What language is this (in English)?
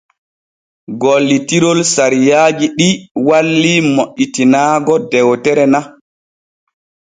Borgu Fulfulde